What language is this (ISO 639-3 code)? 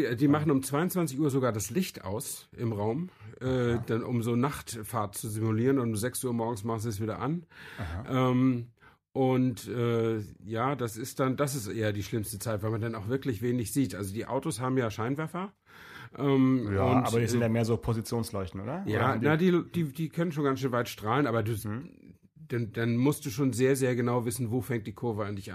deu